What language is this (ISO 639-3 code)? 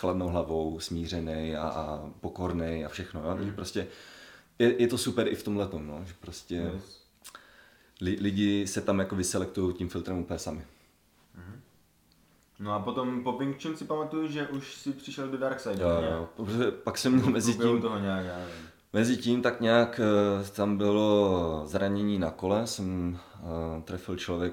ces